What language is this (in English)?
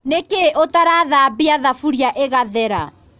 Kikuyu